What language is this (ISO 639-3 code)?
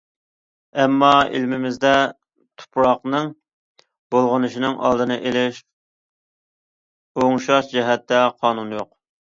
uig